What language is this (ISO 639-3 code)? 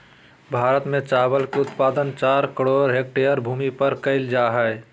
mag